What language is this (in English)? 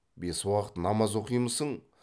Kazakh